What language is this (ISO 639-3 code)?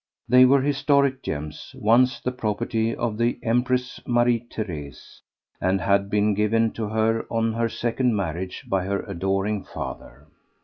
eng